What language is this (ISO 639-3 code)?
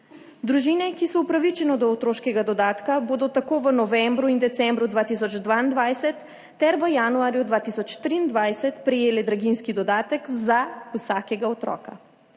slv